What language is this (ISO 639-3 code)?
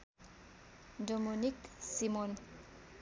nep